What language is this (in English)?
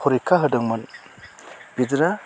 Bodo